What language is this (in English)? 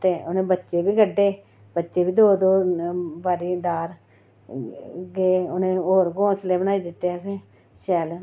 Dogri